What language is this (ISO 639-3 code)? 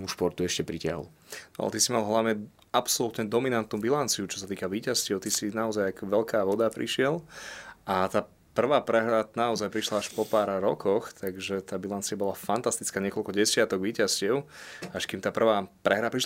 slk